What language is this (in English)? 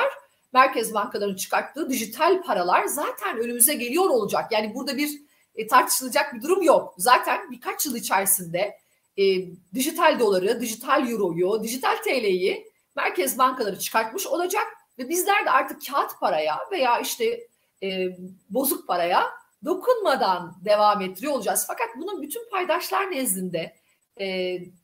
Turkish